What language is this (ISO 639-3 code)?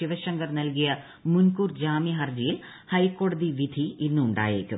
mal